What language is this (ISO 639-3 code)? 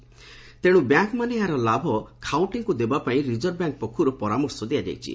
ori